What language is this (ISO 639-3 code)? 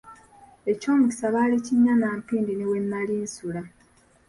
lug